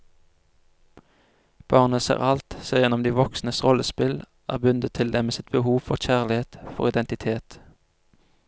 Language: Norwegian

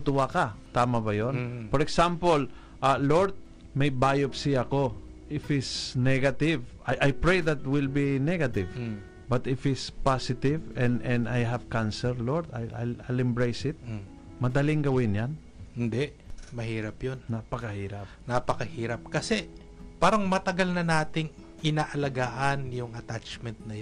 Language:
Filipino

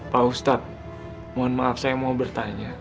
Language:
Indonesian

